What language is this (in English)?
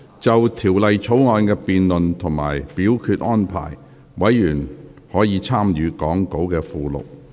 Cantonese